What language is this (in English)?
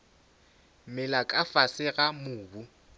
Northern Sotho